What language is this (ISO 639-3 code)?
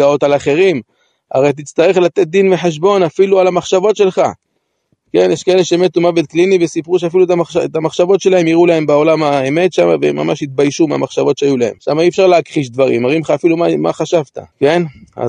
heb